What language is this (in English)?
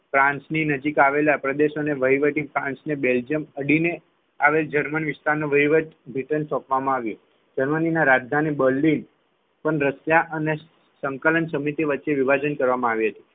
Gujarati